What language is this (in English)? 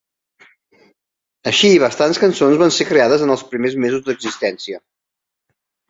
Catalan